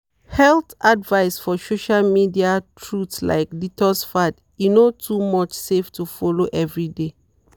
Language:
Nigerian Pidgin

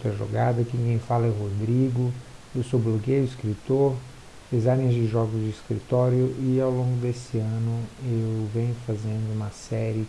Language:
Portuguese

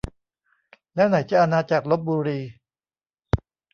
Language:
Thai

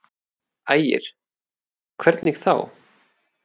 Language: Icelandic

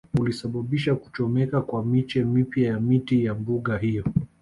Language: Swahili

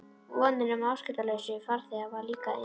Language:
Icelandic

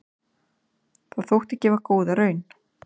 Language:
Icelandic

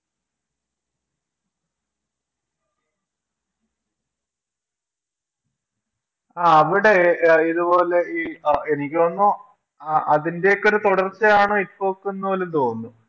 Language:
Malayalam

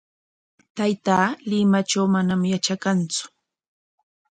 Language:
Corongo Ancash Quechua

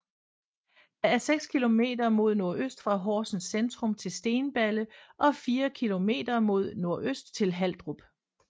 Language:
Danish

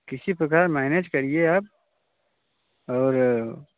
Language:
Hindi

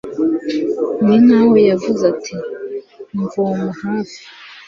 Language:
Kinyarwanda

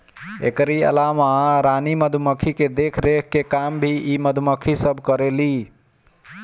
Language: Bhojpuri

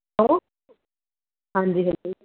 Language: Punjabi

